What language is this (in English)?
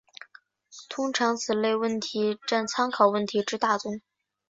Chinese